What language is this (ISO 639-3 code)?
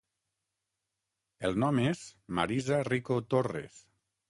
cat